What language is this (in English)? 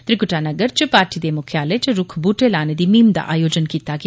Dogri